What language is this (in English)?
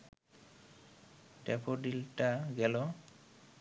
Bangla